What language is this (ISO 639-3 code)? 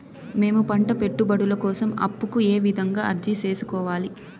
tel